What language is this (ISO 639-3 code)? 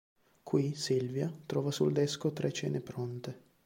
ita